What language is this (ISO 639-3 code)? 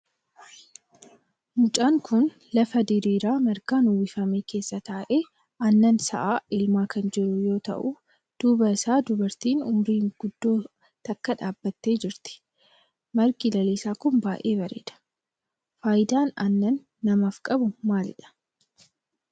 orm